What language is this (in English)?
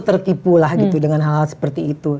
Indonesian